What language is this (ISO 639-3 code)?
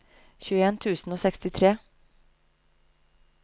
nor